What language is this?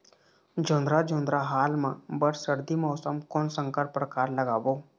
Chhattisgarhi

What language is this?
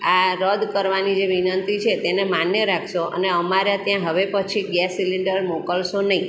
Gujarati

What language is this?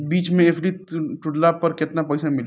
Bhojpuri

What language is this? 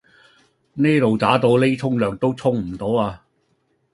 Cantonese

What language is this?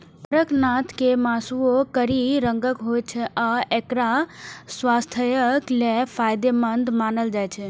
Maithili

